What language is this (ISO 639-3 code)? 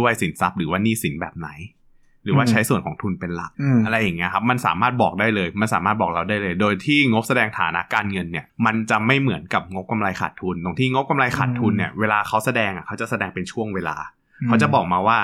tha